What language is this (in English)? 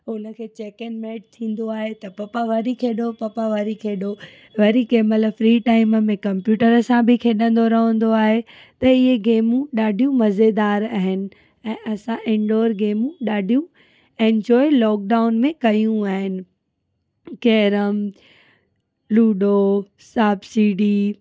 Sindhi